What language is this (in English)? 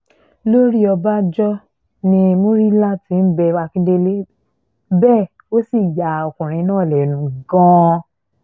Yoruba